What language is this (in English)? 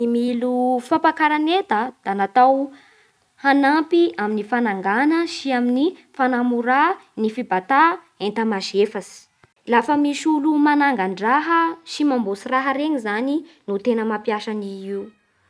Bara Malagasy